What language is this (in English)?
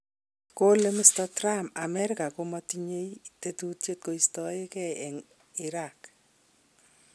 Kalenjin